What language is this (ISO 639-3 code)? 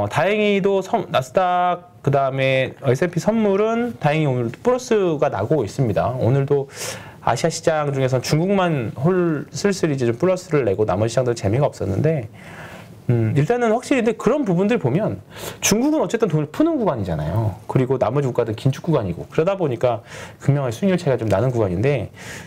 kor